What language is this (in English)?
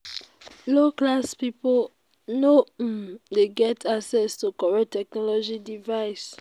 Nigerian Pidgin